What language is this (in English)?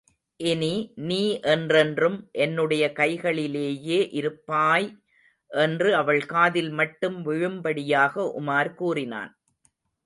Tamil